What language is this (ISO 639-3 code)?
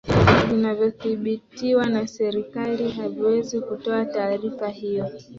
swa